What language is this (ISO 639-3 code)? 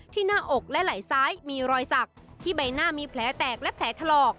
tha